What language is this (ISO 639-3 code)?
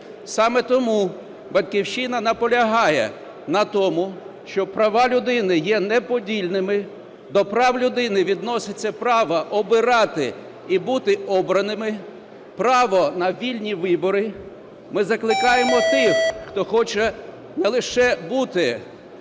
ukr